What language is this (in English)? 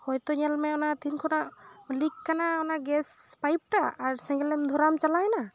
Santali